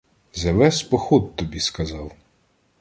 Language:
Ukrainian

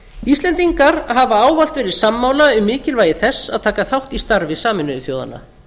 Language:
Icelandic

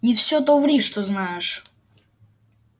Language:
Russian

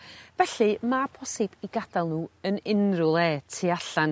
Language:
Welsh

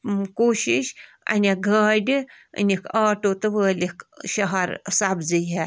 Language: Kashmiri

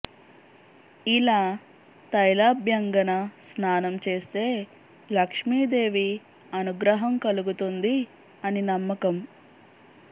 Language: Telugu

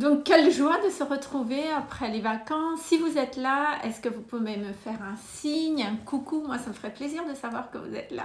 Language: French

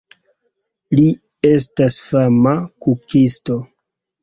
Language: Esperanto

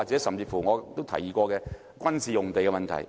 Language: Cantonese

